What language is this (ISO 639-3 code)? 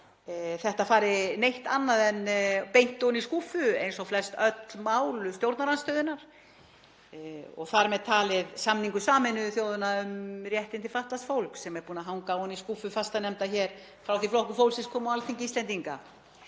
isl